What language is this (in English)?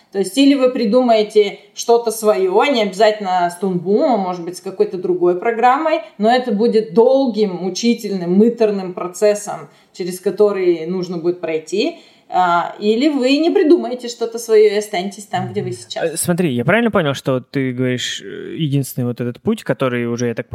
Russian